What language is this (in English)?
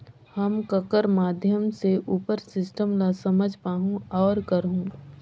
Chhattisgarhi